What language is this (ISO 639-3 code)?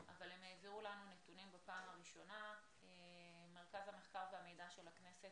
heb